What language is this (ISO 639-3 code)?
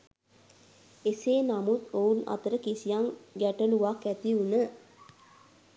sin